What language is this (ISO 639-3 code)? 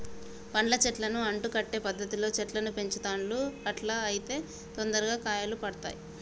tel